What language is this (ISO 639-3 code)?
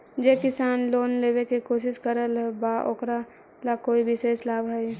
mag